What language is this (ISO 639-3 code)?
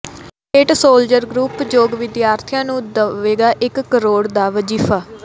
pan